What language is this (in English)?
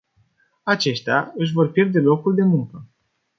Romanian